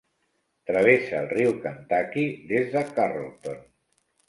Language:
Catalan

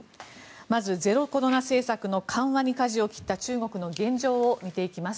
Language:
Japanese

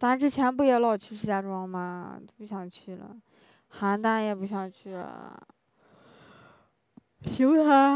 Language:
Chinese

